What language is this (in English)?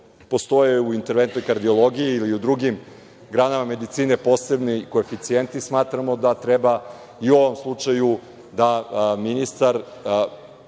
Serbian